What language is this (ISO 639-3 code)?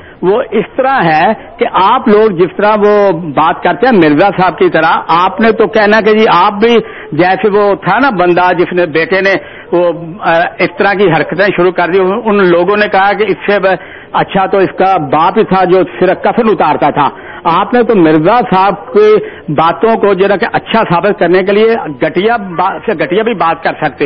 urd